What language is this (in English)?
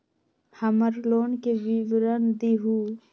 Magahi